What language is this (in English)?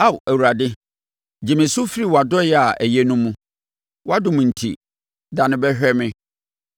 Akan